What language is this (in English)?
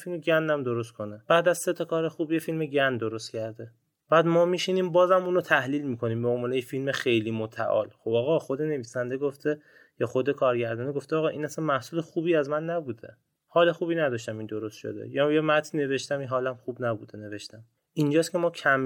Persian